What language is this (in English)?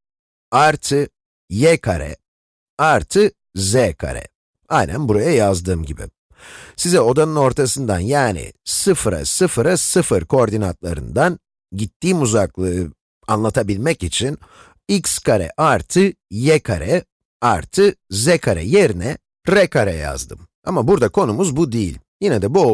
Turkish